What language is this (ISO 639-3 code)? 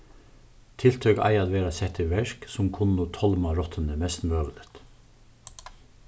fao